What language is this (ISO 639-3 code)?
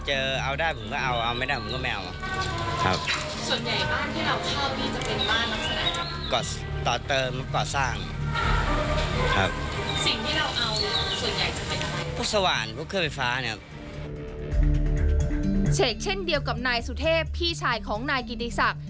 tha